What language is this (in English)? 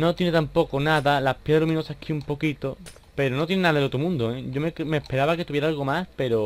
Spanish